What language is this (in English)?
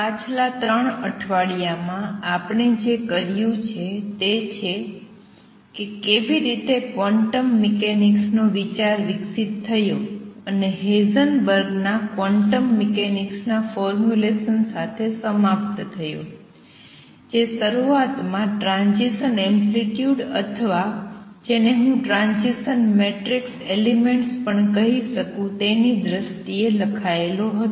Gujarati